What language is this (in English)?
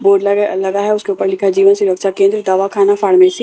Hindi